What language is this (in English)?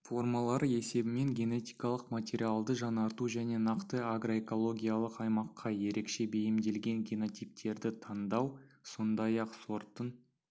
Kazakh